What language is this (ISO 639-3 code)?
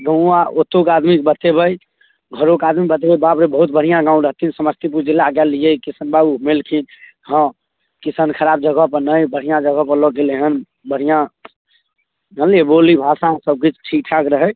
mai